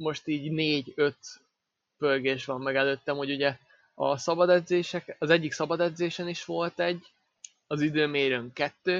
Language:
Hungarian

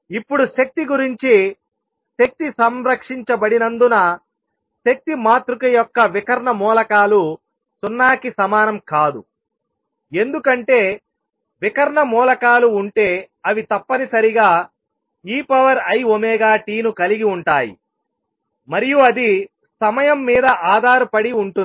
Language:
Telugu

